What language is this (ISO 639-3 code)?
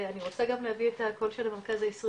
heb